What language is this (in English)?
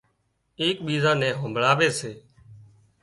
Wadiyara Koli